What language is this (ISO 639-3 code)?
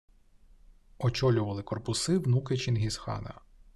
ukr